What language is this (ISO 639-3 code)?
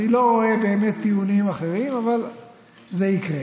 heb